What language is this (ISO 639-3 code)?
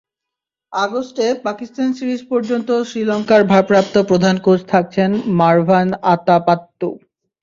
ben